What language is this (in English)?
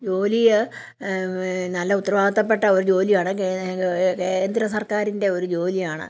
Malayalam